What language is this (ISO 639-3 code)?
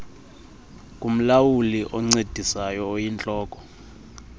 xho